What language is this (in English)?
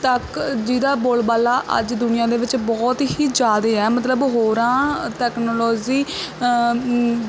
Punjabi